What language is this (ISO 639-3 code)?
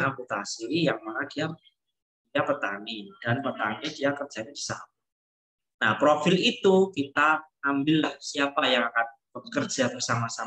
ind